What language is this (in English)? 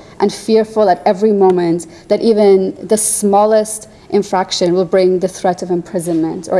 English